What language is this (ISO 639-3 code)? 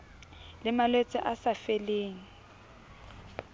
sot